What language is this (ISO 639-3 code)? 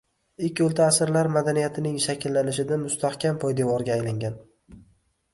uzb